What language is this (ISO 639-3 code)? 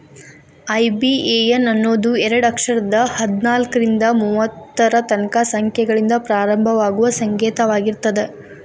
kan